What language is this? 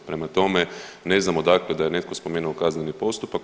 Croatian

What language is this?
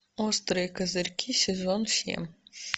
Russian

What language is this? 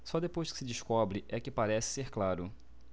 Portuguese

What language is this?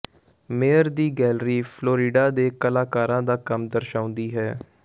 Punjabi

